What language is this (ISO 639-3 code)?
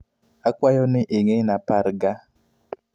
luo